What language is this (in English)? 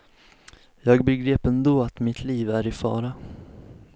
Swedish